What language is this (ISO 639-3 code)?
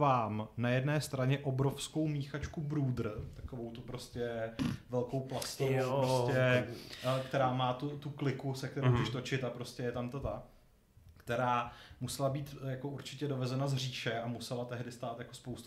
ces